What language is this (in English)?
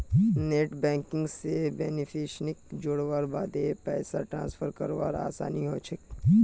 Magahi